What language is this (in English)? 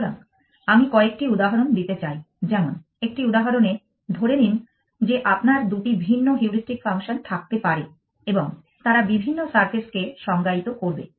Bangla